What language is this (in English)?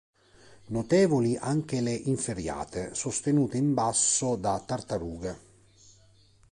Italian